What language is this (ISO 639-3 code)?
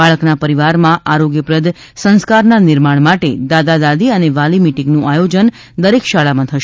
guj